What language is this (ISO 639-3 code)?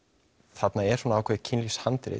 isl